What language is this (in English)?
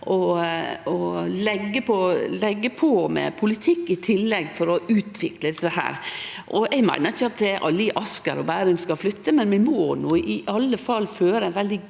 Norwegian